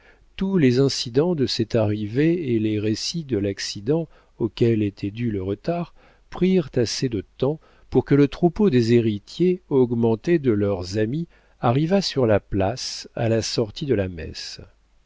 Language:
French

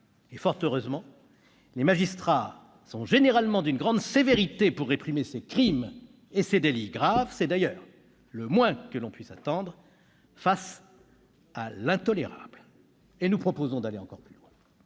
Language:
French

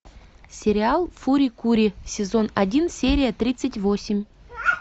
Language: Russian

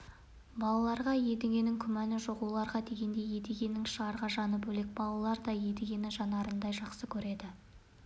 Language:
Kazakh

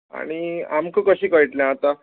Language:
Konkani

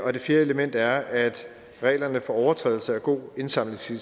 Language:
Danish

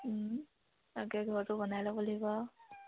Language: Assamese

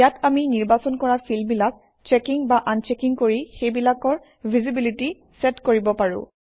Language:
Assamese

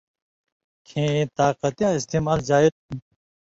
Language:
Indus Kohistani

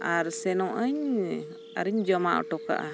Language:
Santali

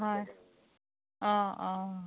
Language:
Assamese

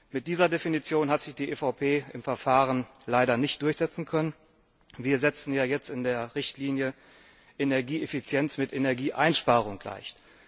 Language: German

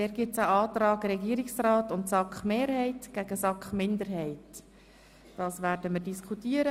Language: Swiss German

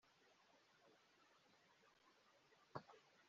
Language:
Kinyarwanda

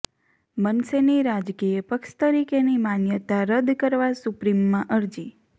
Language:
Gujarati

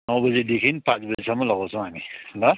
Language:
Nepali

